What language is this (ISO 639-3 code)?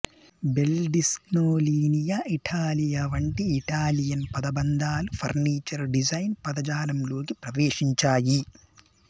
tel